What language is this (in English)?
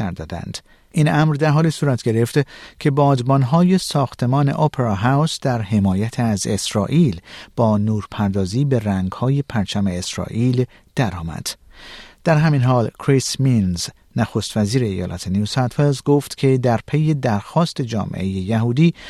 Persian